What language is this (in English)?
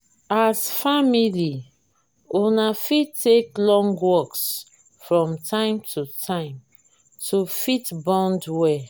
Nigerian Pidgin